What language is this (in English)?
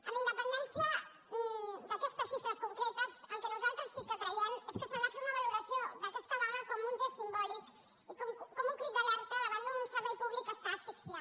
Catalan